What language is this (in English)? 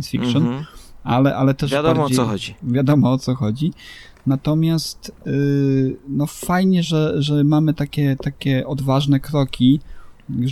Polish